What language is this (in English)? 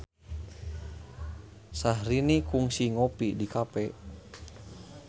Sundanese